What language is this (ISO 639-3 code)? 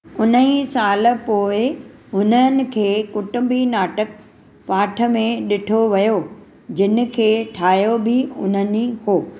snd